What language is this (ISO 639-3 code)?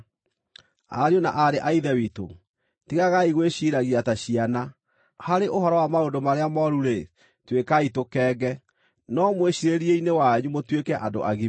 kik